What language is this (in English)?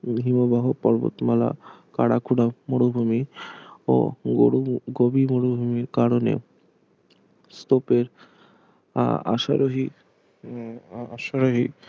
Bangla